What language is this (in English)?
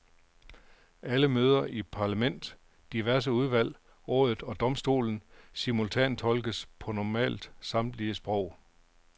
Danish